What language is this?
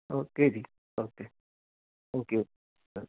Punjabi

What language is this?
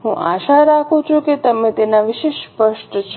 Gujarati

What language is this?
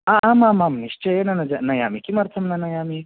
Sanskrit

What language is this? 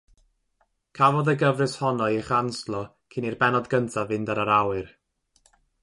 Welsh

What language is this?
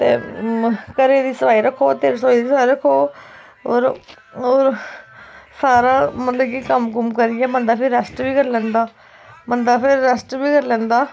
Dogri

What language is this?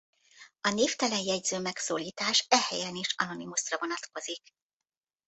Hungarian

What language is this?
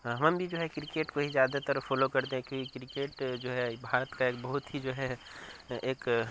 Urdu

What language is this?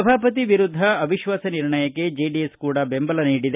Kannada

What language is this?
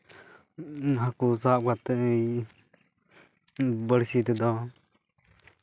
Santali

